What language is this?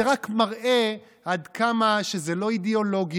Hebrew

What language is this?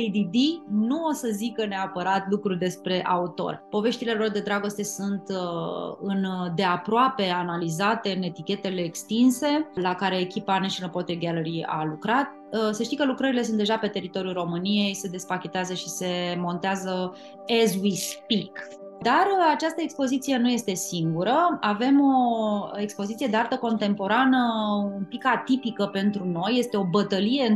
Romanian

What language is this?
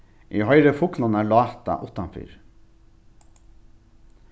Faroese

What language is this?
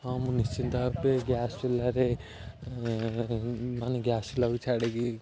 Odia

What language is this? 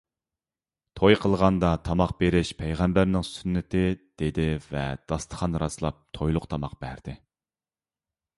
Uyghur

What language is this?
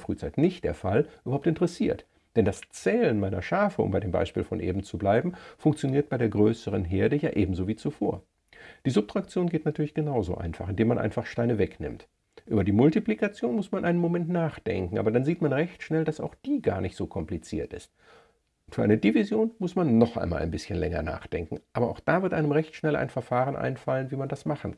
German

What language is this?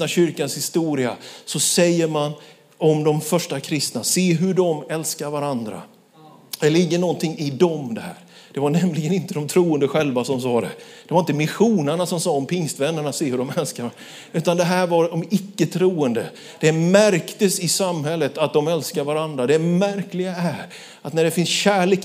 Swedish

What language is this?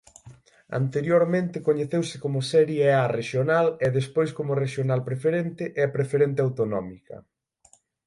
Galician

